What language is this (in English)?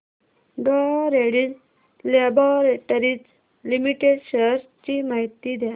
Marathi